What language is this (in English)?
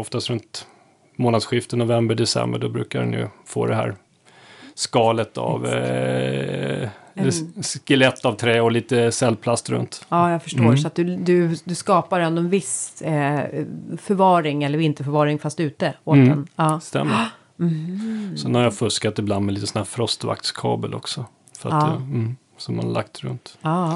Swedish